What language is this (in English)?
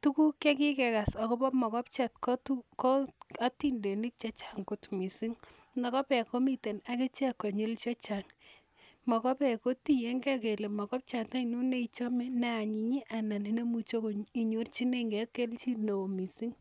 Kalenjin